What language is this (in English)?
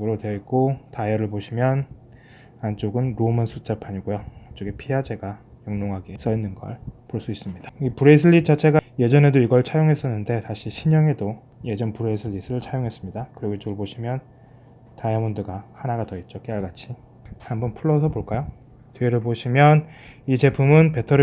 Korean